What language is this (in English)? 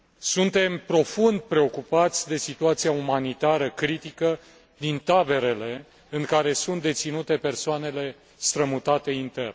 Romanian